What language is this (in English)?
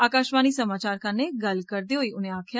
Dogri